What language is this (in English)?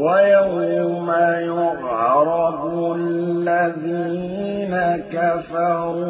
Arabic